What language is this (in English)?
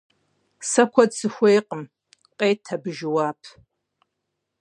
Kabardian